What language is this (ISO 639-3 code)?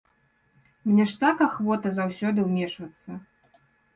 bel